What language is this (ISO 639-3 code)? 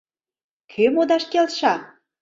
chm